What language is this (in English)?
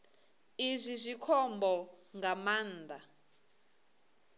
Venda